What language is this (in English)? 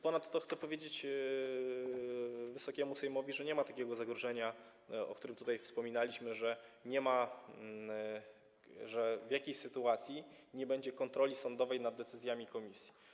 Polish